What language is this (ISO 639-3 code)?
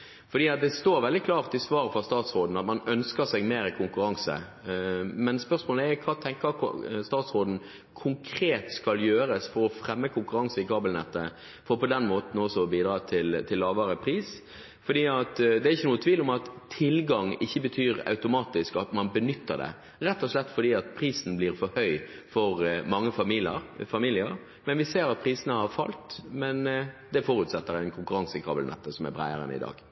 nob